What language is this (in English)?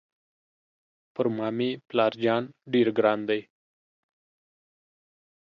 Pashto